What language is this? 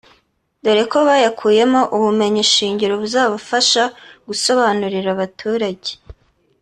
Kinyarwanda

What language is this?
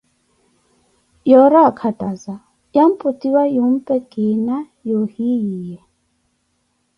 Koti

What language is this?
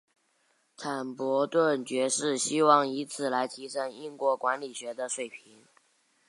Chinese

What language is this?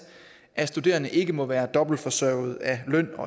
Danish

